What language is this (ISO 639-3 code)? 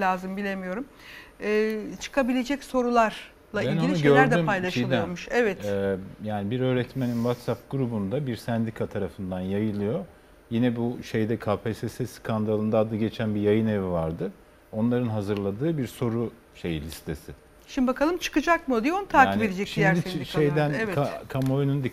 tur